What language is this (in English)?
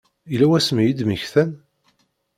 Kabyle